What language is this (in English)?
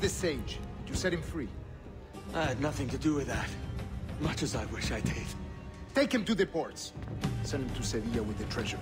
Korean